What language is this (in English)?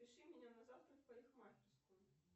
Russian